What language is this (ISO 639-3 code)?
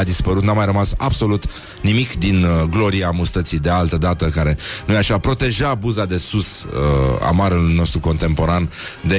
ron